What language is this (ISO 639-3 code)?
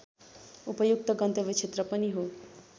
nep